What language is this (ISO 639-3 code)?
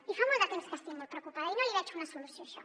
cat